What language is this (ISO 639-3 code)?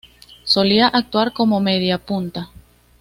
spa